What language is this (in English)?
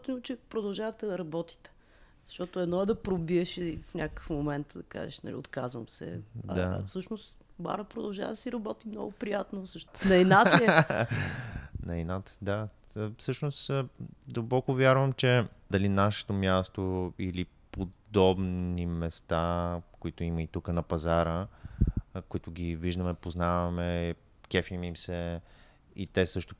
Bulgarian